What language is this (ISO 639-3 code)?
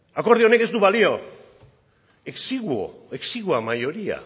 eus